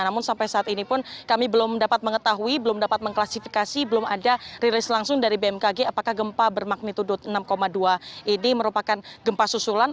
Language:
Indonesian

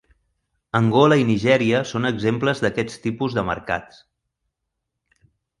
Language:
Catalan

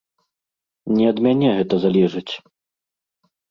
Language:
Belarusian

